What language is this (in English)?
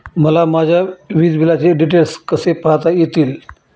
Marathi